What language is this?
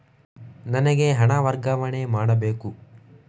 Kannada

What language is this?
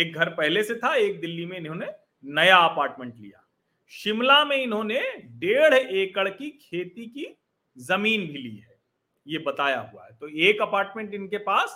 Hindi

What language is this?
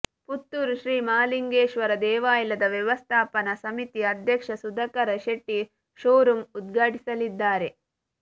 Kannada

